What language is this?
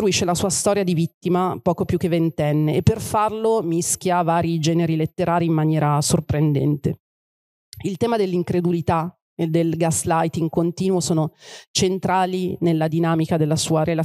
Italian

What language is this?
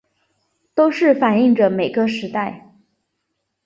Chinese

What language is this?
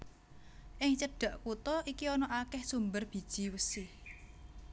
Javanese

